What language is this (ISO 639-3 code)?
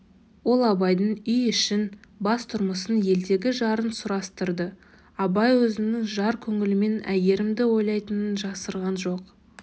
kaz